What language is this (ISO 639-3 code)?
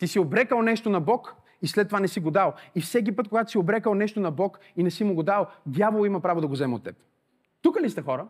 bul